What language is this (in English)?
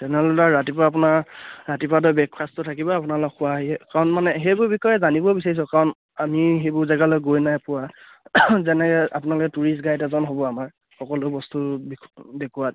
Assamese